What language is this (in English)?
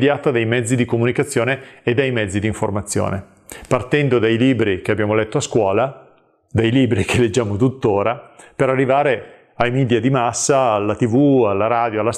Italian